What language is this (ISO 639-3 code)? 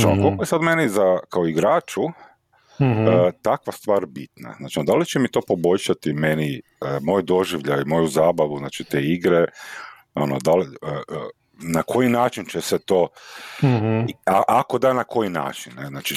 hrv